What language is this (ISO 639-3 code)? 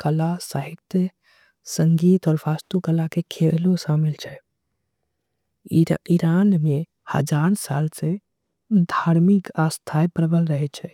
anp